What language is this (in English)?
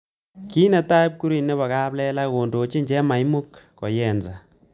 Kalenjin